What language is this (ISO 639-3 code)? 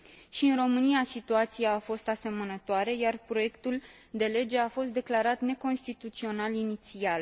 ron